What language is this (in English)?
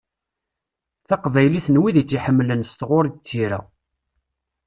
Kabyle